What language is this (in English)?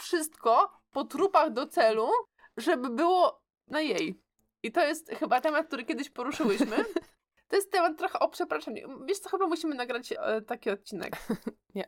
Polish